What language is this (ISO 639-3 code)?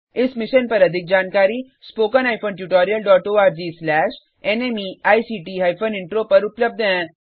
hin